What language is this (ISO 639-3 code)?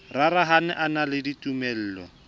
sot